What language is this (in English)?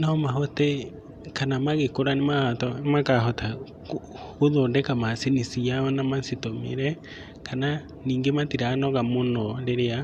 Kikuyu